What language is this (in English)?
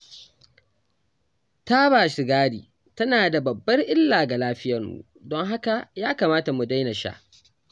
Hausa